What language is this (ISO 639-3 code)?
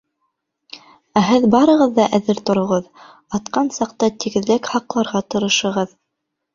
bak